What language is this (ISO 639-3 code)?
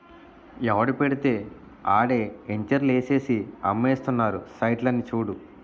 tel